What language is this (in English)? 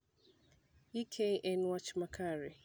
Luo (Kenya and Tanzania)